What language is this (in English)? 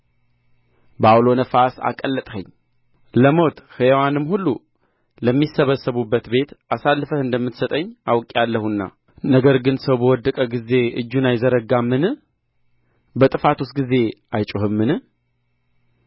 Amharic